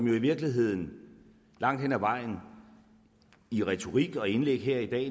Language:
Danish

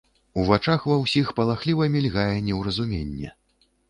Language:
Belarusian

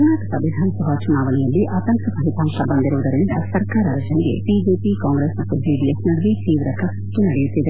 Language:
Kannada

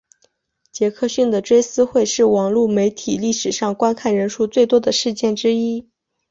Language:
Chinese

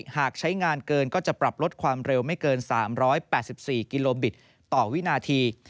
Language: Thai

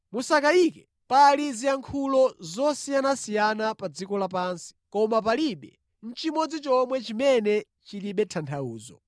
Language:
Nyanja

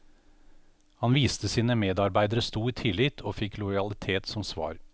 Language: Norwegian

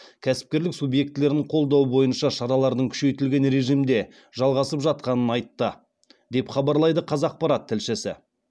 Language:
Kazakh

